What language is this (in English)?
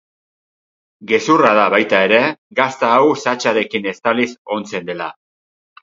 Basque